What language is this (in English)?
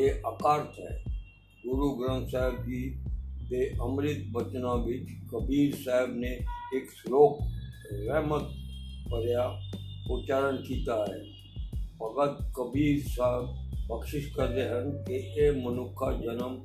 Punjabi